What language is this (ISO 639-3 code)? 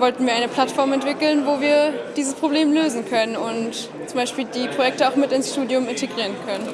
deu